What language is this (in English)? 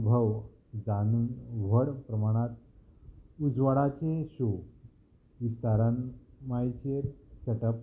Konkani